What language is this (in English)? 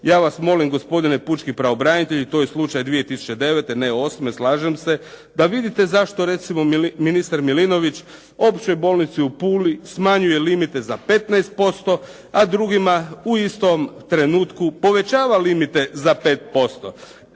Croatian